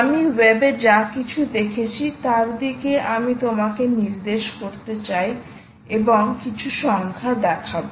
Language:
Bangla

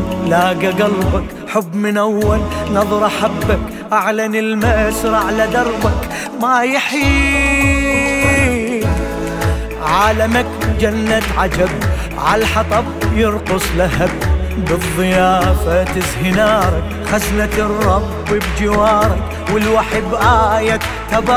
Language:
Arabic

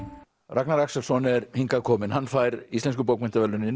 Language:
Icelandic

